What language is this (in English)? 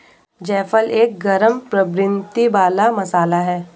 Hindi